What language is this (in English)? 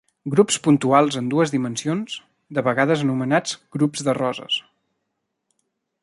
Catalan